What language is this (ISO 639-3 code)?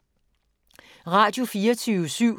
dan